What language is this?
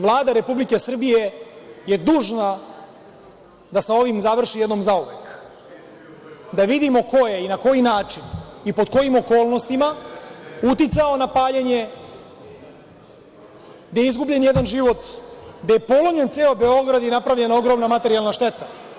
Serbian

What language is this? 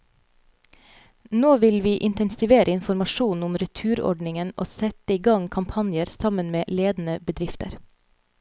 Norwegian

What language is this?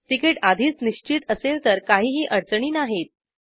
Marathi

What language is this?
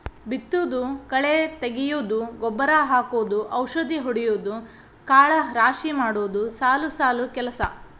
Kannada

